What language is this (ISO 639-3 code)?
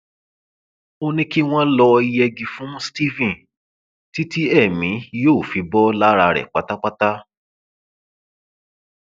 yor